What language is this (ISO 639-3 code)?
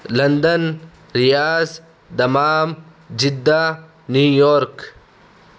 urd